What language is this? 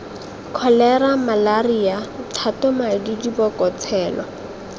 Tswana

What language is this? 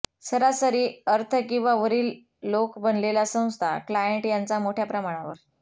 Marathi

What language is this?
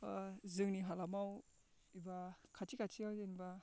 Bodo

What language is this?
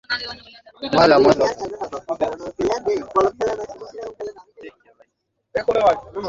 Bangla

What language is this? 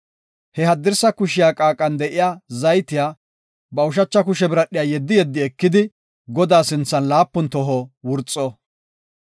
Gofa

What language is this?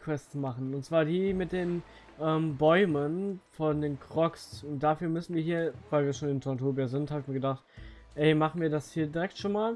German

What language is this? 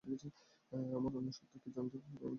Bangla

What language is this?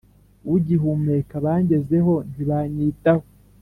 Kinyarwanda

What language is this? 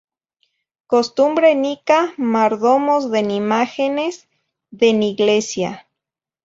Zacatlán-Ahuacatlán-Tepetzintla Nahuatl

